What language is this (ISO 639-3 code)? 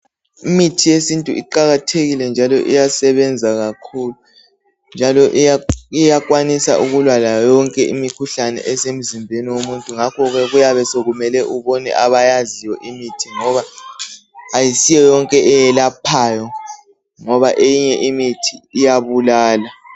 nde